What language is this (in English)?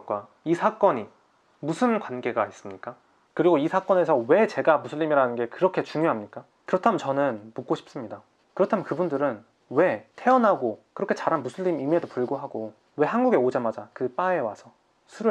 Korean